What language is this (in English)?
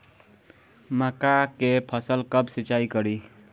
Bhojpuri